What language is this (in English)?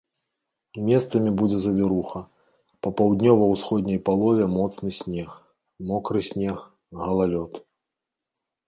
Belarusian